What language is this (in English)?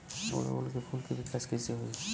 Bhojpuri